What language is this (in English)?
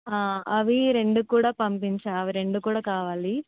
Telugu